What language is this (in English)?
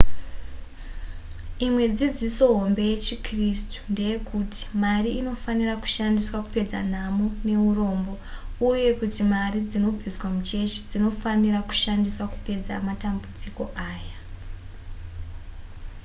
Shona